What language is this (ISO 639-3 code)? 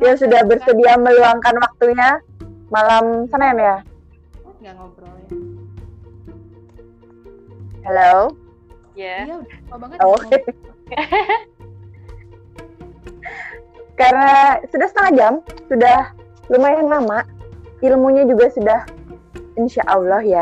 ind